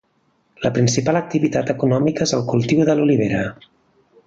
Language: Catalan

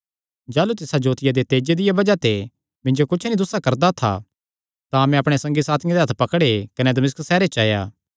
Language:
Kangri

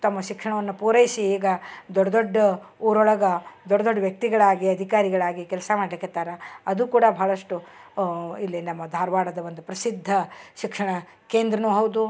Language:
Kannada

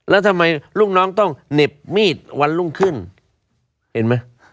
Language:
Thai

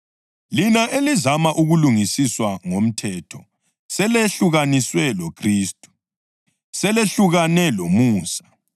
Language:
North Ndebele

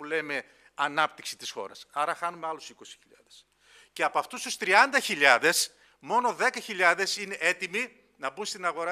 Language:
Greek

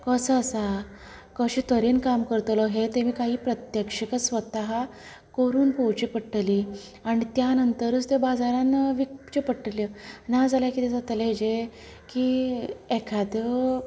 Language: Konkani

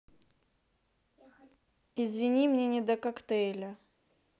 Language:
Russian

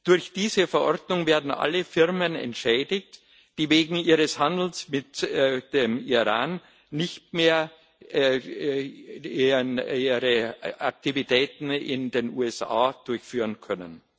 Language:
German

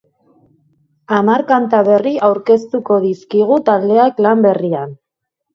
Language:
Basque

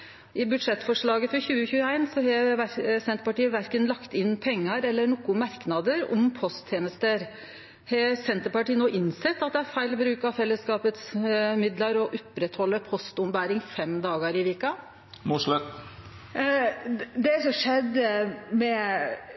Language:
Norwegian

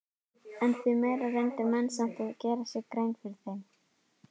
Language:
Icelandic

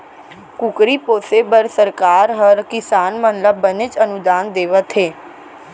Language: Chhattisgarhi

